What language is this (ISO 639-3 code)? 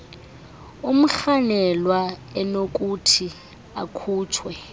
xho